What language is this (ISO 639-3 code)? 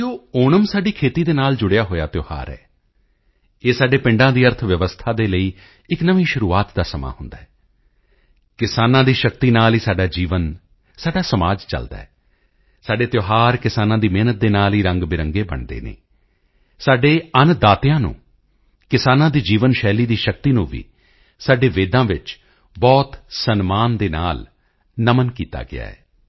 pan